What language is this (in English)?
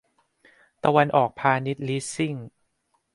Thai